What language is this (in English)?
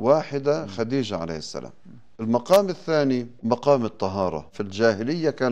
Arabic